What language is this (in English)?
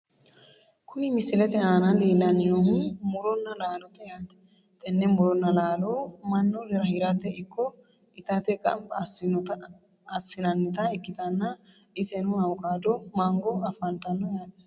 Sidamo